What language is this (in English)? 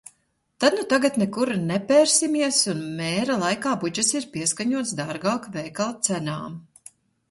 Latvian